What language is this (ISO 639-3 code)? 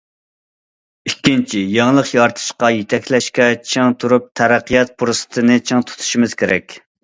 uig